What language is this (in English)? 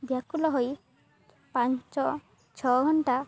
Odia